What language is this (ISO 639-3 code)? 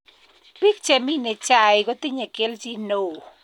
kln